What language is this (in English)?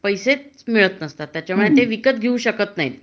Marathi